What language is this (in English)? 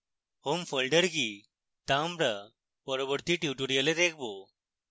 Bangla